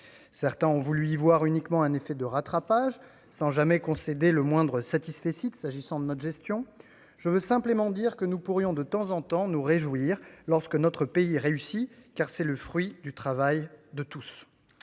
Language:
French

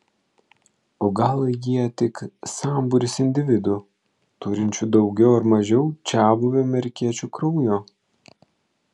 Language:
Lithuanian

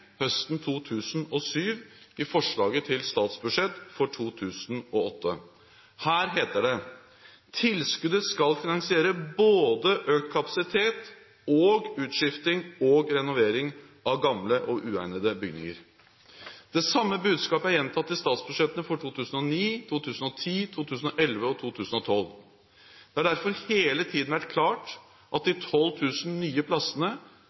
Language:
Norwegian Bokmål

